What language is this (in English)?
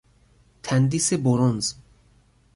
Persian